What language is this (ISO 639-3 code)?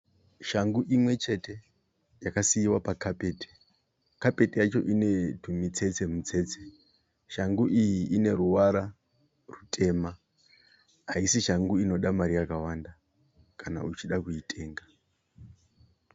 sna